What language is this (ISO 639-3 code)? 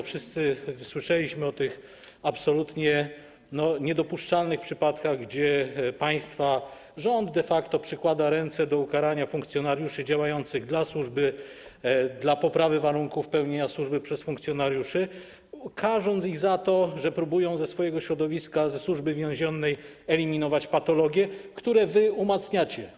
pol